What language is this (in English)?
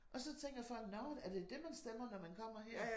Danish